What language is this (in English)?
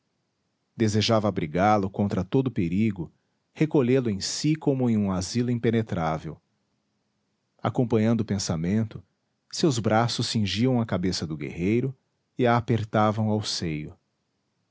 Portuguese